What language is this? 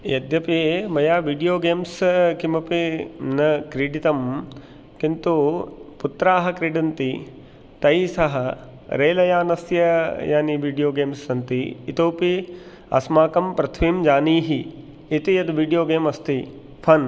Sanskrit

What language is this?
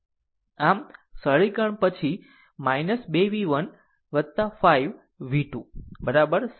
Gujarati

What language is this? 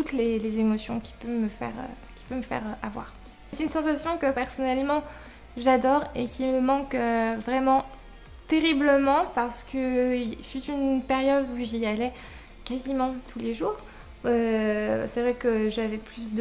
French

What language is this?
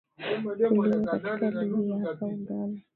Swahili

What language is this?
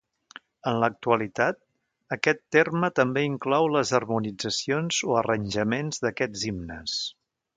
Catalan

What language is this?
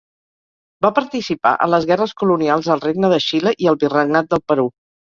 Catalan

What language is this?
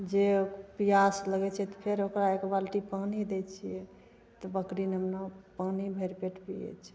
Maithili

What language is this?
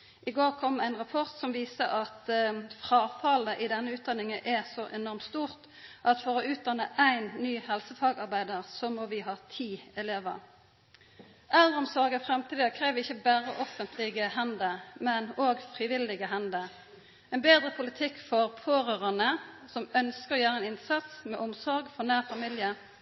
Norwegian Nynorsk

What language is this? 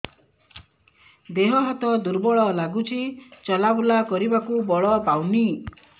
Odia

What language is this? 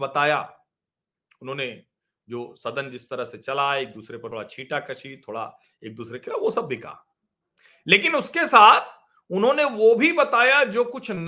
Hindi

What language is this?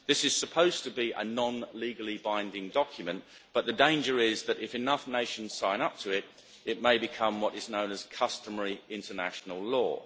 English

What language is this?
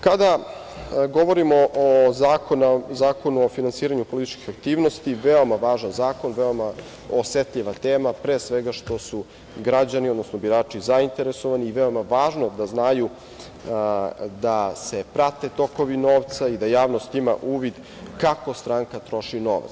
Serbian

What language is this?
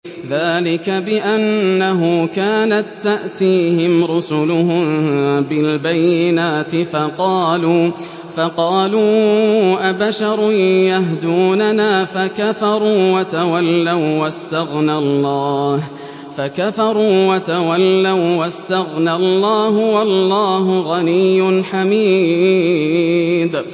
Arabic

